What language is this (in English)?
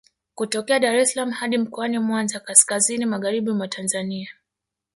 Swahili